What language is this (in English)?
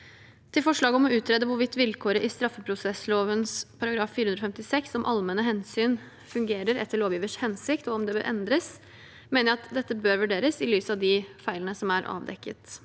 Norwegian